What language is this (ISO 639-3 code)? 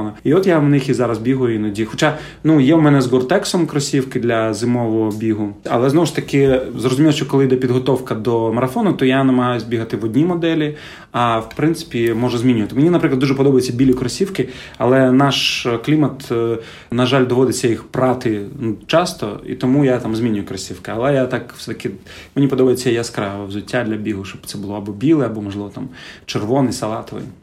ukr